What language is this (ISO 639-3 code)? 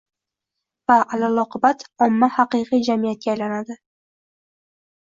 uzb